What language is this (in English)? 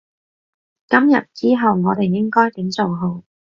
Cantonese